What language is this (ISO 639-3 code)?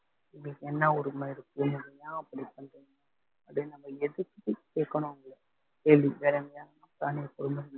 tam